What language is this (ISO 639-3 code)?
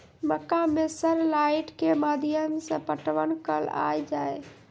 mai